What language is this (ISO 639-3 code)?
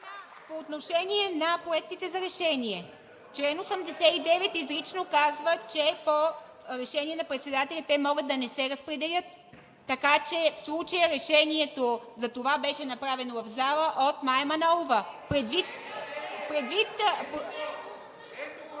bul